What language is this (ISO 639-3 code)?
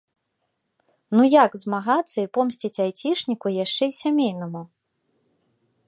bel